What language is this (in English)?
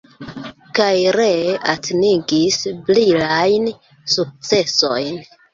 Esperanto